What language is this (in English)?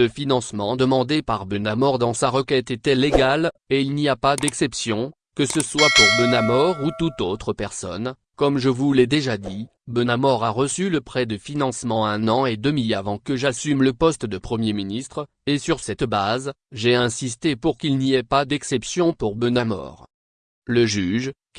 French